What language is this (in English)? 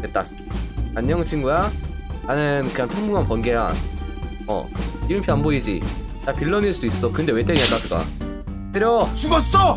Korean